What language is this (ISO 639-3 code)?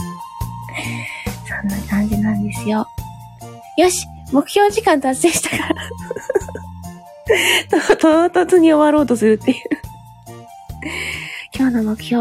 jpn